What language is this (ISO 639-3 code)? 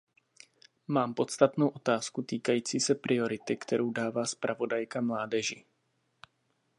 ces